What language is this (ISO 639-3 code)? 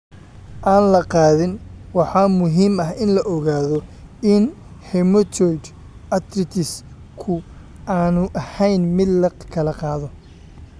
som